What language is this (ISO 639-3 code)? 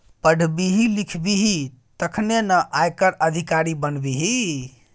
mai